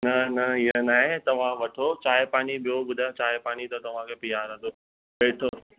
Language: Sindhi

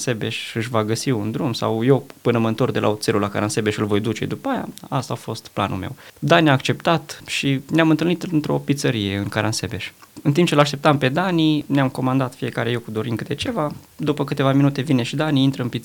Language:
Romanian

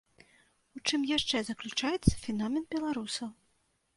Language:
Belarusian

